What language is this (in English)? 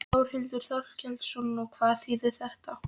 Icelandic